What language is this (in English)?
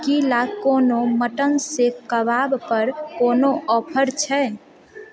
Maithili